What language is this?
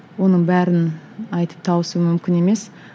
Kazakh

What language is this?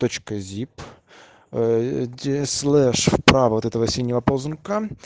Russian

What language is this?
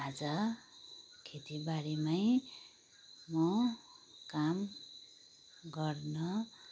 Nepali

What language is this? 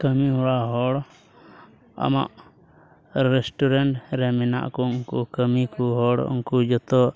Santali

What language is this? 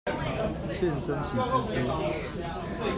Chinese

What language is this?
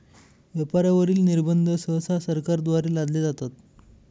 Marathi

